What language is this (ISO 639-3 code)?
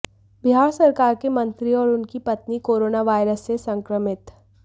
hin